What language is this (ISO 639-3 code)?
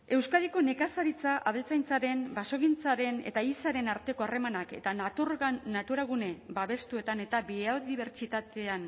eus